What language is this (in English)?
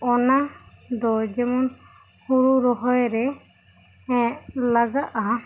Santali